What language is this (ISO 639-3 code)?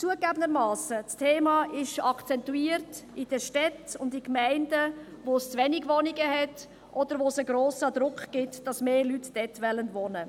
gsw